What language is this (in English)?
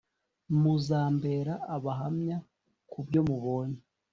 Kinyarwanda